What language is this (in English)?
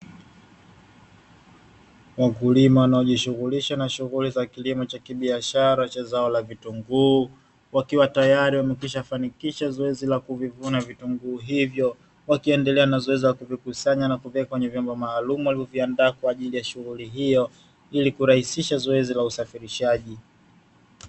Swahili